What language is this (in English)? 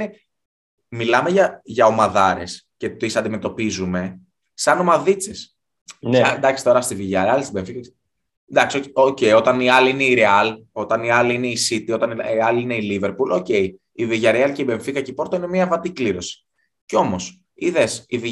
Greek